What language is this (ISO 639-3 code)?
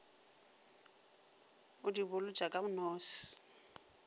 nso